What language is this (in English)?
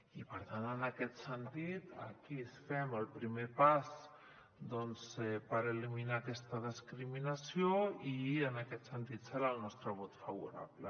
Catalan